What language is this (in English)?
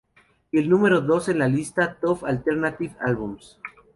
Spanish